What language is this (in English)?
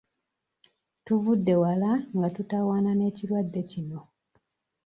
Ganda